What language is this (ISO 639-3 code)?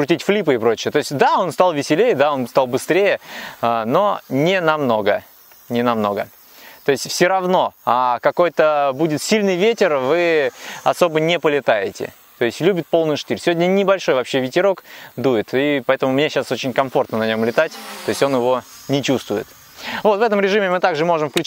rus